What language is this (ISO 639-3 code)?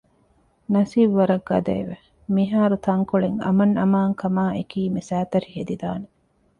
div